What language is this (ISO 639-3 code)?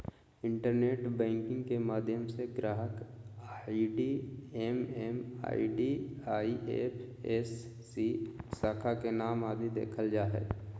mag